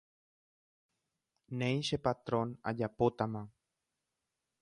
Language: Guarani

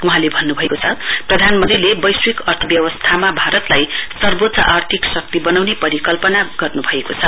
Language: Nepali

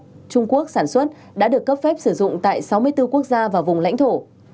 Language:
Vietnamese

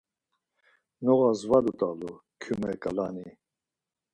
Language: Laz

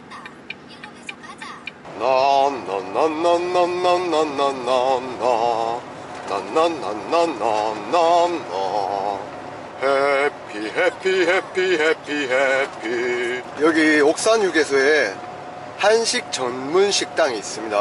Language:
Korean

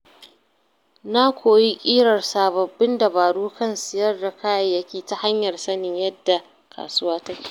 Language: Hausa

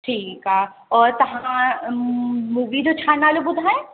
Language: Sindhi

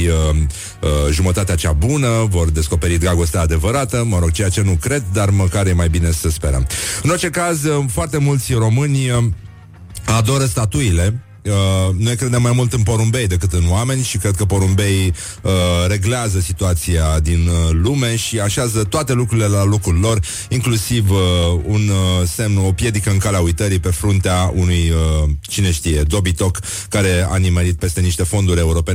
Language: Romanian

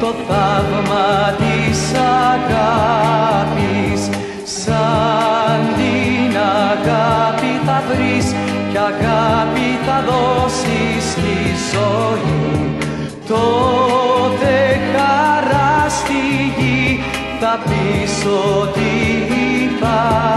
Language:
Greek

